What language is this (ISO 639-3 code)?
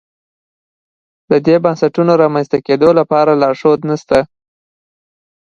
pus